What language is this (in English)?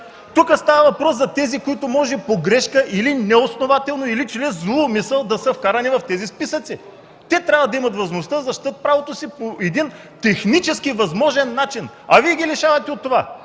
Bulgarian